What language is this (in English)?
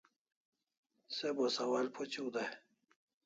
Kalasha